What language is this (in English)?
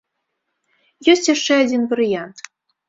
Belarusian